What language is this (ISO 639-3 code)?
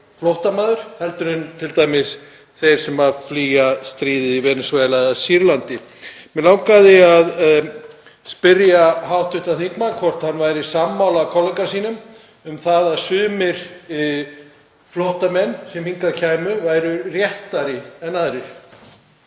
isl